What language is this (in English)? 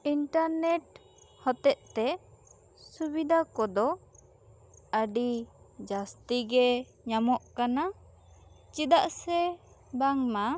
Santali